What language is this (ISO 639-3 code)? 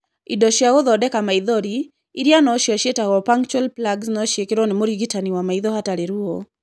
kik